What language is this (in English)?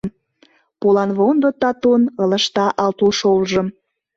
Mari